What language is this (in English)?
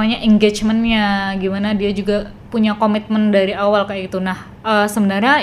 Indonesian